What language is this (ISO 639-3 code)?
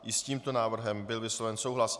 ces